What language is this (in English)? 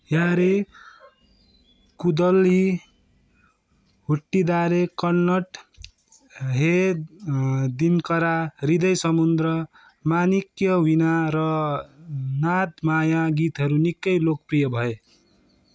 Nepali